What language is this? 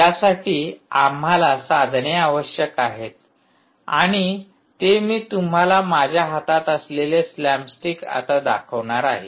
Marathi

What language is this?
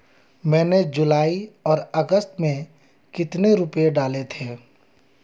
Hindi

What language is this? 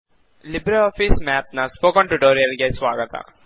Kannada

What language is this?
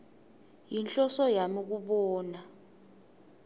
Swati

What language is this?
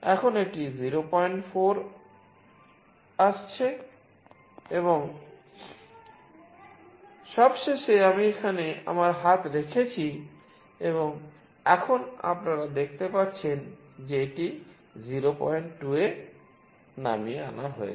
Bangla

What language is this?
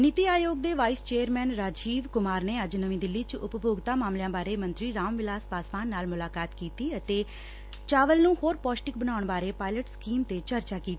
Punjabi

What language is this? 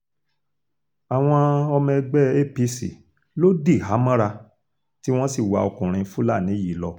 Yoruba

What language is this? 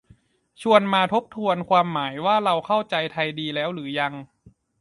Thai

